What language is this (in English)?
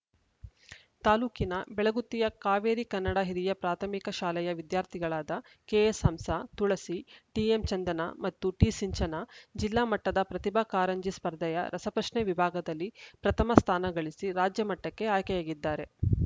Kannada